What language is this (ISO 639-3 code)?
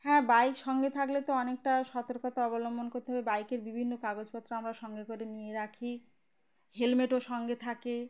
ben